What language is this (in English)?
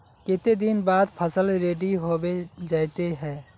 Magahi